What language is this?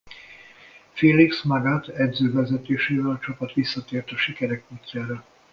Hungarian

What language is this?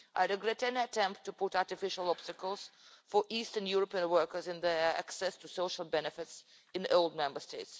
English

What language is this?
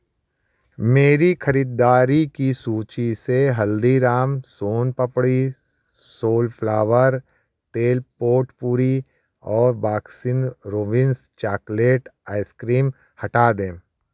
Hindi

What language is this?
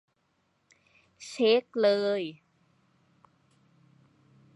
Thai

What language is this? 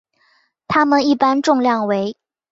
Chinese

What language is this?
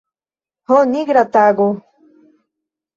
Esperanto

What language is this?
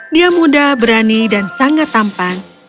Indonesian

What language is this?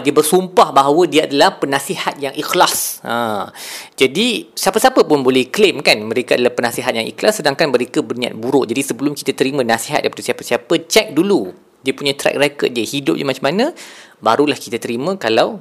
Malay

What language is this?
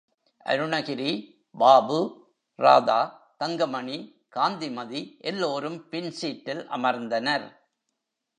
Tamil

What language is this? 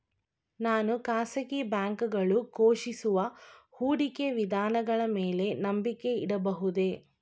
Kannada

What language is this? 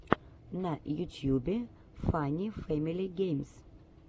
Russian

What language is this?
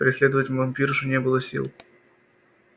Russian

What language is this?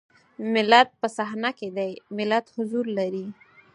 Pashto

